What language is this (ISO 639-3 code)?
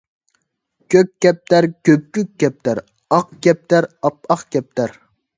uig